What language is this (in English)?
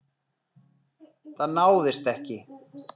Icelandic